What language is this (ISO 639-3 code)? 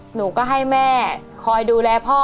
tha